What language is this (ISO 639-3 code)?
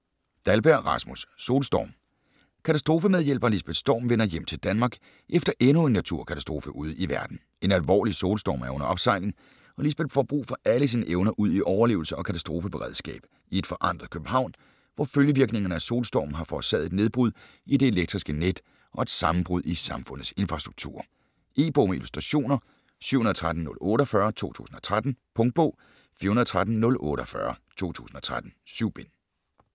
dan